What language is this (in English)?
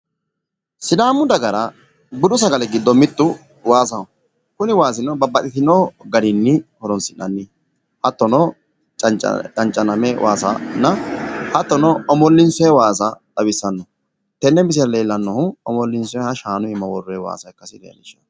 Sidamo